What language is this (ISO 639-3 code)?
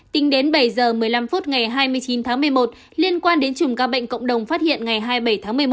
vie